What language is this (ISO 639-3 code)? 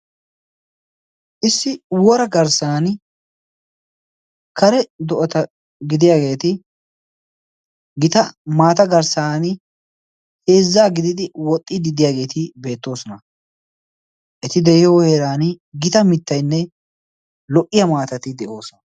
wal